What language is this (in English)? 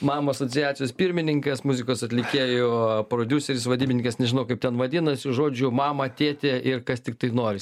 Lithuanian